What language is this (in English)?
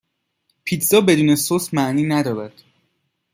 Persian